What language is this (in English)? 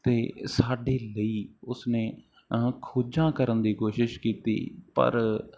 Punjabi